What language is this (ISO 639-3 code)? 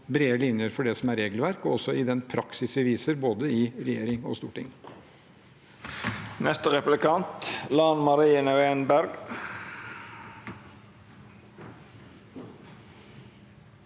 nor